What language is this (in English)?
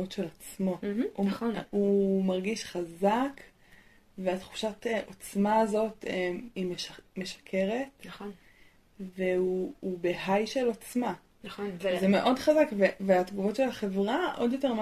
Hebrew